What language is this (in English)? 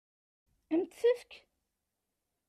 Kabyle